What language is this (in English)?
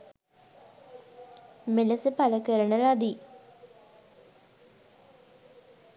Sinhala